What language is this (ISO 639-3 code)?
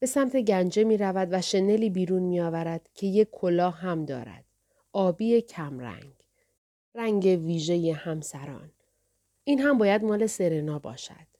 fas